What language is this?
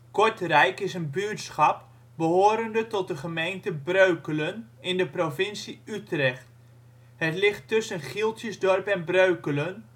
Dutch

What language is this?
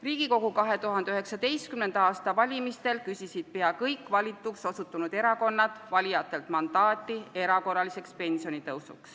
Estonian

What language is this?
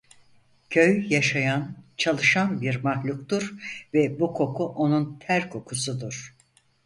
Turkish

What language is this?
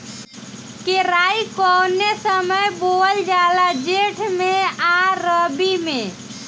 Bhojpuri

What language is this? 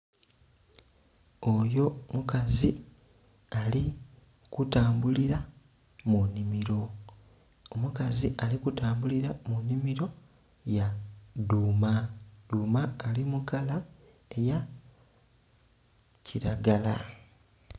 Soga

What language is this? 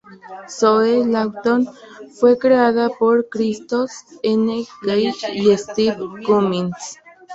Spanish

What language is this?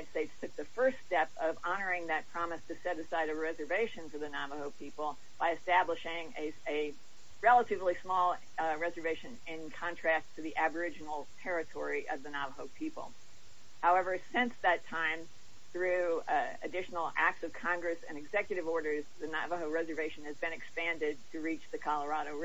English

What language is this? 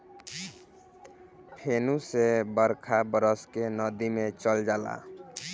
Bhojpuri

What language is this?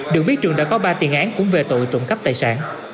Vietnamese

